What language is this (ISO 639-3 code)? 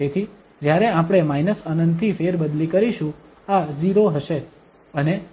guj